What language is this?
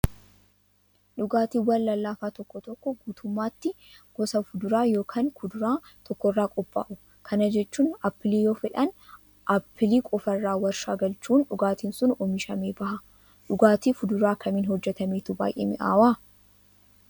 Oromo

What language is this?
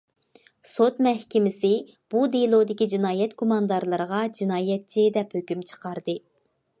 Uyghur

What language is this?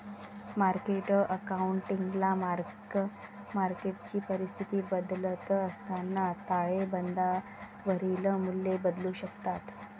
Marathi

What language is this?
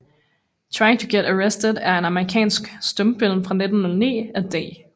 Danish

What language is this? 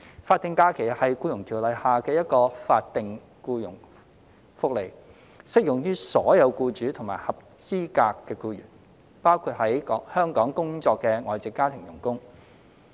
Cantonese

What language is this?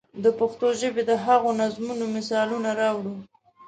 Pashto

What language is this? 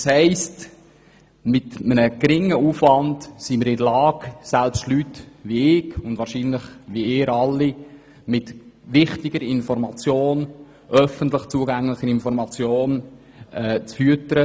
Swiss German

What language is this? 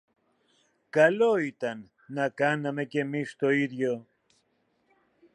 Greek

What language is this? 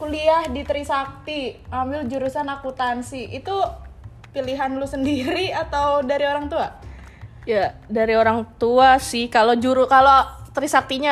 Indonesian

